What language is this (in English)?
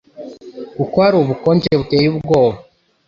Kinyarwanda